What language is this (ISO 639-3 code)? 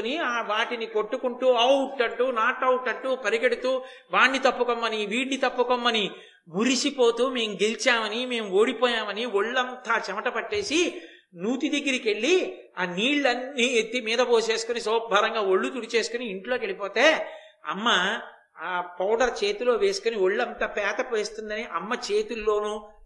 tel